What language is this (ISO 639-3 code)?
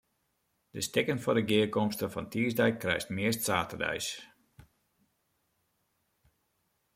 fry